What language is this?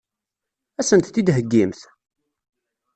Kabyle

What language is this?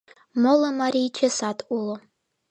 Mari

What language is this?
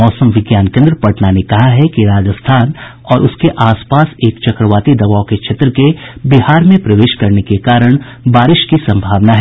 Hindi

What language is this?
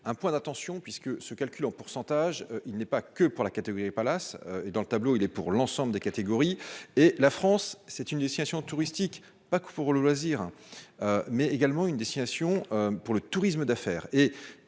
French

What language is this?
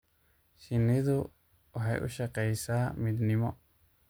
Somali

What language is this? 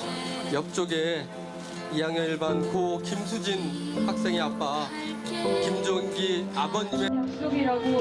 Korean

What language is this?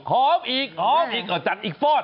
Thai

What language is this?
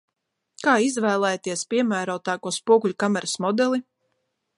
Latvian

